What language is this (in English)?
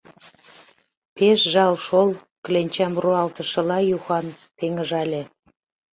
Mari